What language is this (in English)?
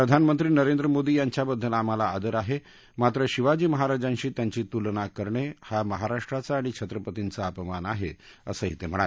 Marathi